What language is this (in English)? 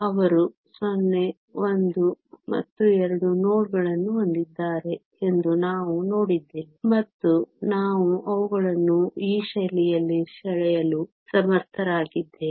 Kannada